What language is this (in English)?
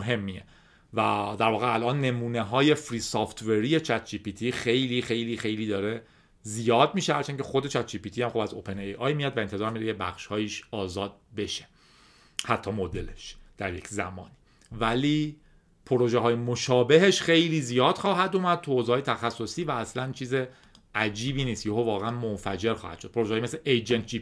Persian